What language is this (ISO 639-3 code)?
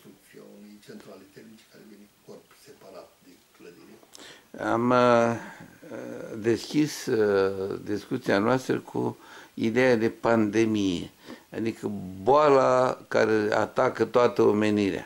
ron